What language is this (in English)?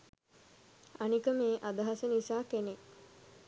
Sinhala